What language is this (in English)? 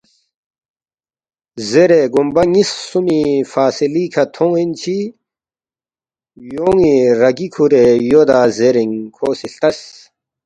Balti